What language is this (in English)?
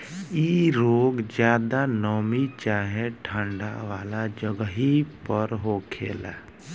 Bhojpuri